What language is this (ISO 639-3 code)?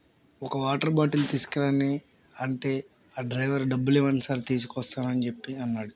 tel